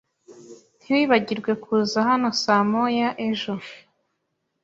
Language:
Kinyarwanda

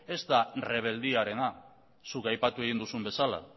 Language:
Basque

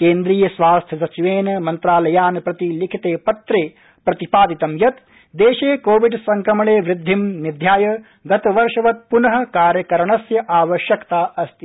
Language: Sanskrit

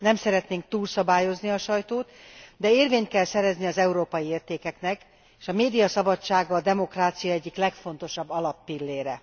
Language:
Hungarian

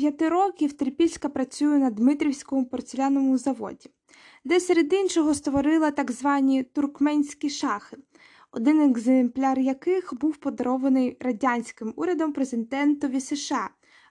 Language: Ukrainian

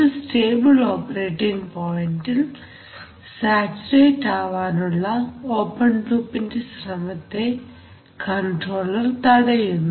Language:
Malayalam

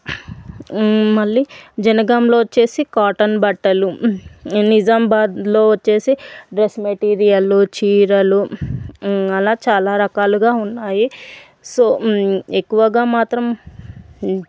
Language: Telugu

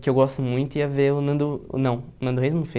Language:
Portuguese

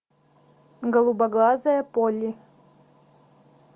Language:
Russian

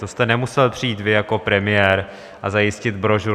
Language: Czech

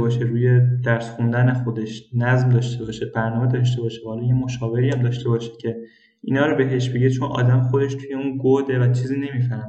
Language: Persian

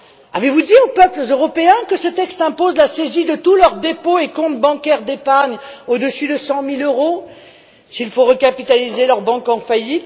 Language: French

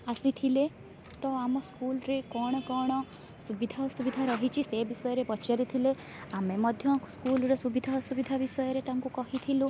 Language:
Odia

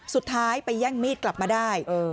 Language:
Thai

